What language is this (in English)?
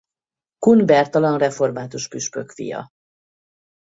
Hungarian